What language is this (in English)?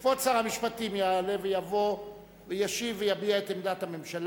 Hebrew